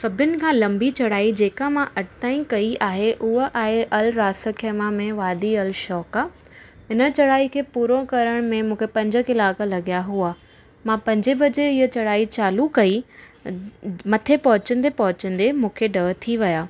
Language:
Sindhi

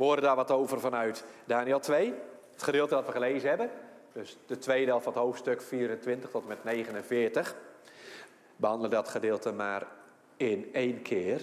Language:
Dutch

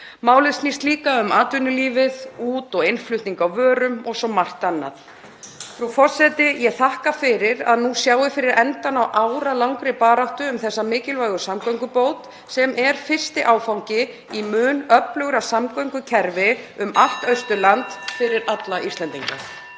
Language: Icelandic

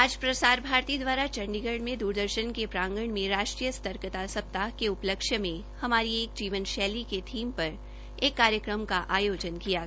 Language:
Hindi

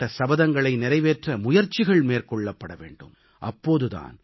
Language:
Tamil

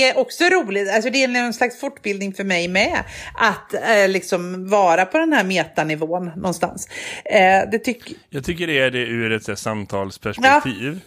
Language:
Swedish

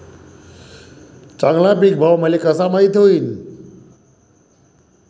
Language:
Marathi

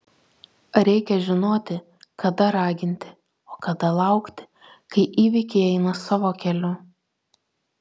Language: Lithuanian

